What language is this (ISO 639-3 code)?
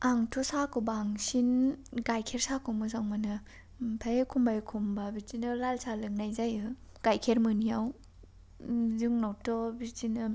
brx